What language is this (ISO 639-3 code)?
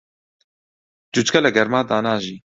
ckb